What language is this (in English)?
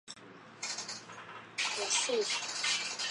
Chinese